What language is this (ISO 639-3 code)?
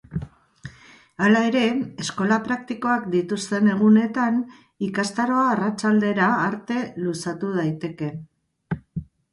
eus